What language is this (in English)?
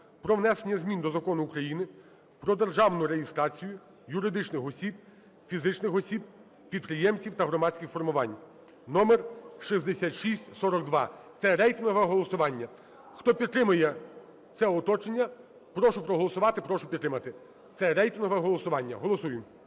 Ukrainian